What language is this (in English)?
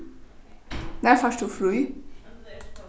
Faroese